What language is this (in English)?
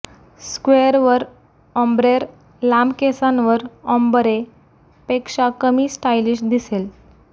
Marathi